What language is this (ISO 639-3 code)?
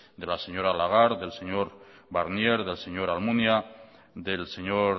spa